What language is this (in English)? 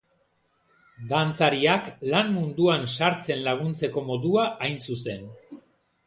Basque